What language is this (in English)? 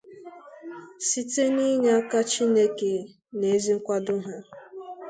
Igbo